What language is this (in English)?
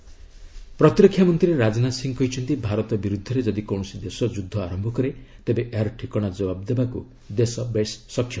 Odia